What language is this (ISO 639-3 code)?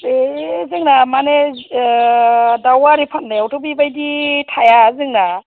brx